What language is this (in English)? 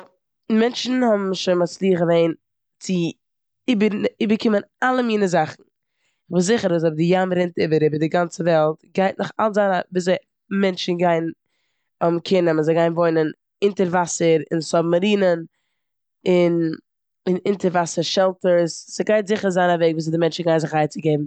Yiddish